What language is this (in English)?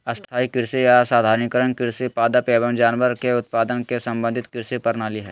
Magahi